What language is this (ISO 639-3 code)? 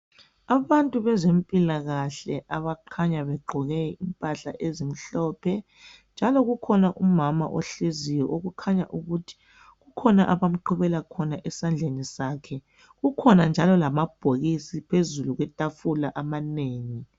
nde